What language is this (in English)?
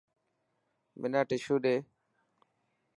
Dhatki